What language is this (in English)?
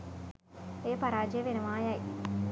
Sinhala